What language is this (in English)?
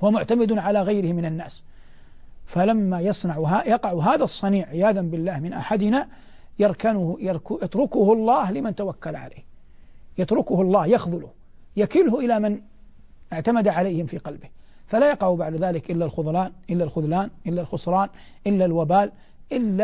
Arabic